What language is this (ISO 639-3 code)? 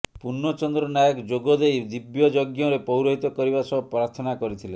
ori